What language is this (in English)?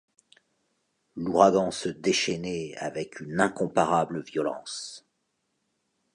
French